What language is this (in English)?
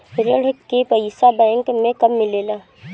Bhojpuri